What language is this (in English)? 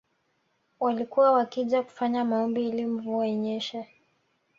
Swahili